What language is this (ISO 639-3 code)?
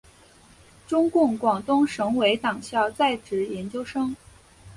zho